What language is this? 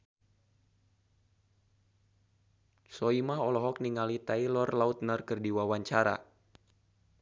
Sundanese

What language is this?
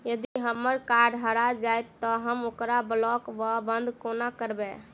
Maithili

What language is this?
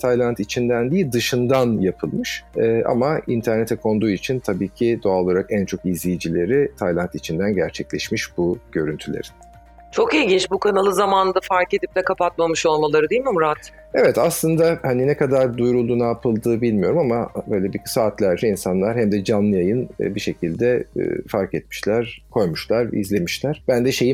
Turkish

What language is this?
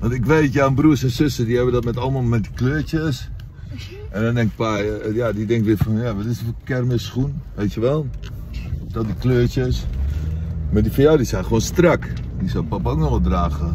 Dutch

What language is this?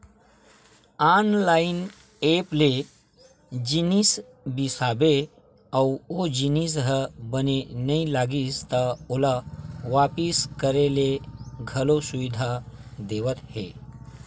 Chhattisgarhi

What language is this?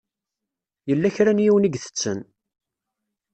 Kabyle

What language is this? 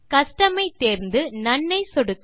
Tamil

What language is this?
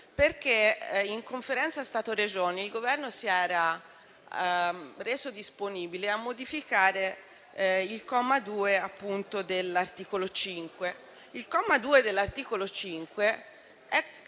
Italian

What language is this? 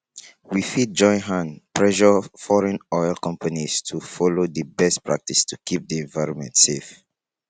Nigerian Pidgin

